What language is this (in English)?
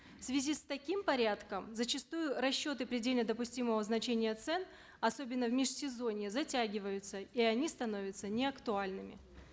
Kazakh